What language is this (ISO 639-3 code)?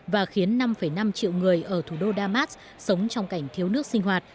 vie